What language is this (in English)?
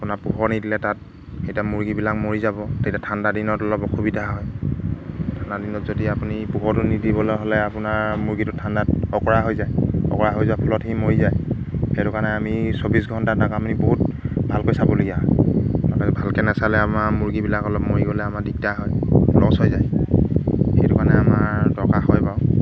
Assamese